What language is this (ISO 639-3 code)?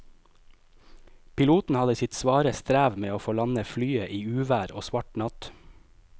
nor